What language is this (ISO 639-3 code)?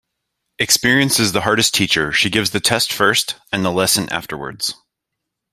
eng